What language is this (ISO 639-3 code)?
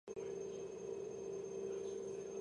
kat